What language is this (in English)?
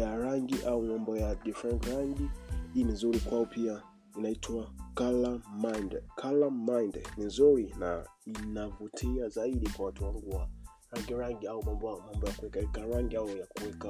Swahili